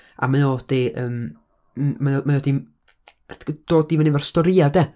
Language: Welsh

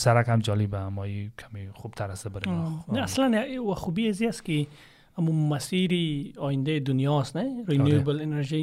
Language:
Persian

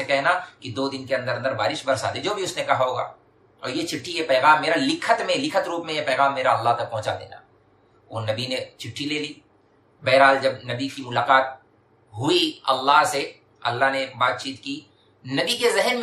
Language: Urdu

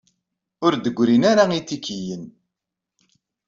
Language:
Kabyle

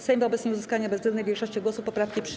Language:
Polish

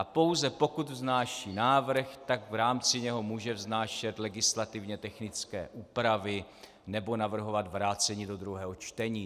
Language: Czech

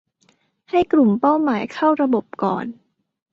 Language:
Thai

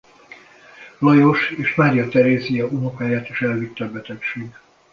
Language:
Hungarian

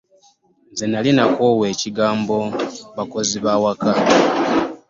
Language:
Ganda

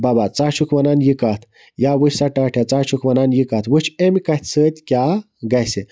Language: Kashmiri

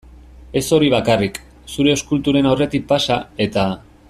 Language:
Basque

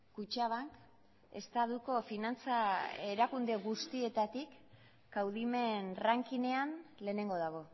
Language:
Basque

